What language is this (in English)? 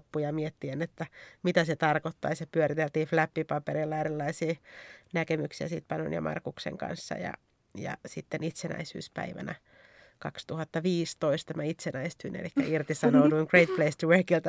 Finnish